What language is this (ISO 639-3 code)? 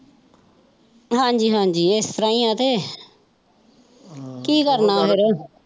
pan